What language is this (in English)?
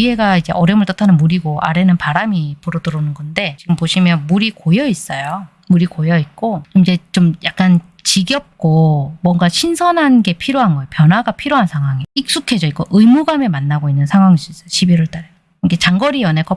Korean